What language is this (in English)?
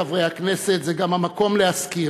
Hebrew